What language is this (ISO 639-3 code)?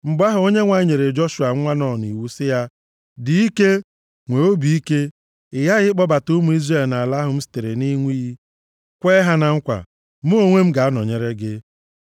ibo